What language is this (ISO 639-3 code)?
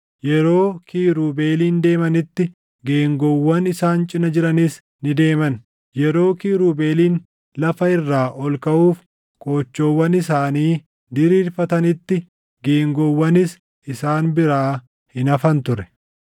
orm